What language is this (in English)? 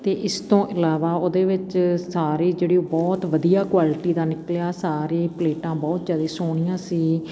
Punjabi